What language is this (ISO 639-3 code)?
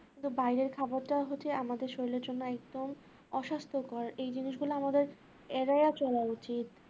ben